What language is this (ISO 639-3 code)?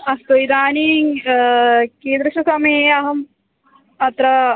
san